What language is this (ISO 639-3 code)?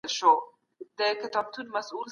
pus